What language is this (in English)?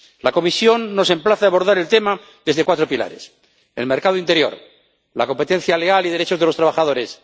Spanish